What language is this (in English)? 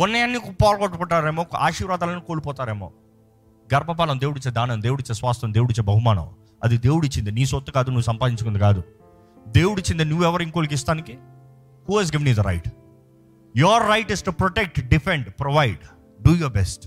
Telugu